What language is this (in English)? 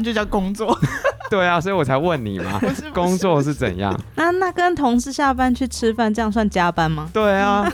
Chinese